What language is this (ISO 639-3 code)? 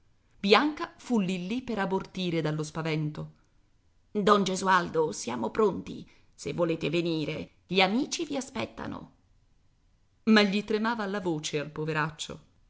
ita